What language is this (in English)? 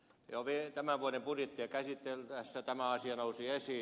Finnish